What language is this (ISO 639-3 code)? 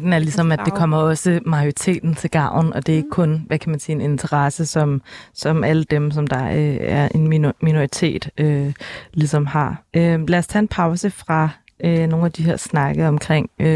dan